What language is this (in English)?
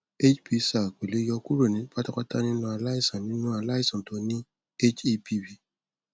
Yoruba